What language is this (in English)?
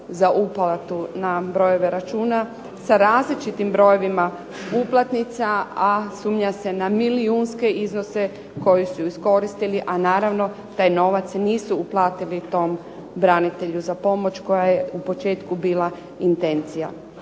Croatian